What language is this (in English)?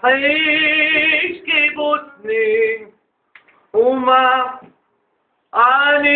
Hebrew